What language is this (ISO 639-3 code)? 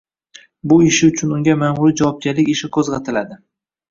uzb